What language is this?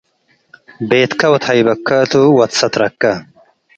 Tigre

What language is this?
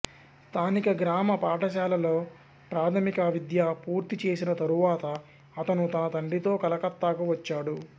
Telugu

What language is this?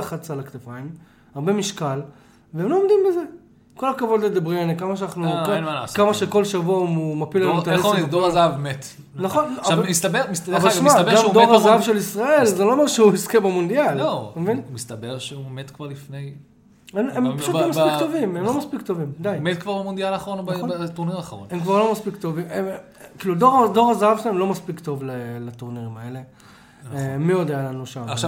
Hebrew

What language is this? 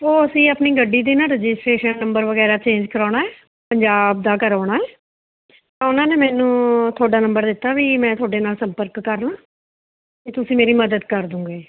Punjabi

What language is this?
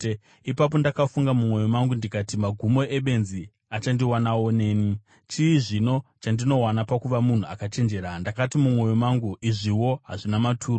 Shona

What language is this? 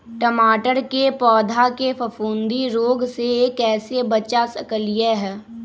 Magahi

